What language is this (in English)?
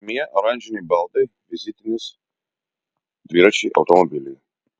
Lithuanian